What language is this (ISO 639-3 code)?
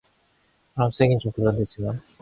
kor